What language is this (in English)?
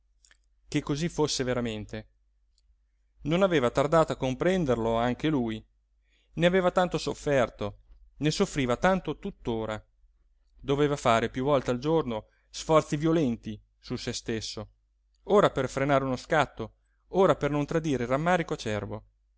Italian